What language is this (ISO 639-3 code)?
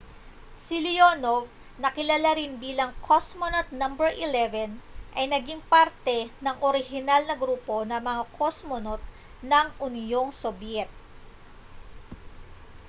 fil